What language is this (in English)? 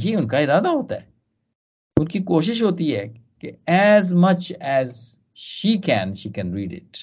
Hindi